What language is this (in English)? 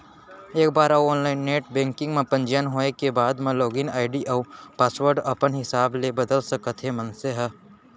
Chhattisgarhi